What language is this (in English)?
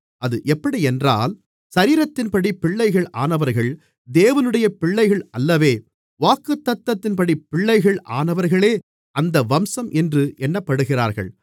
Tamil